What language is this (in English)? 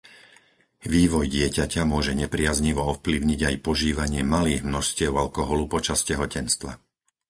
Slovak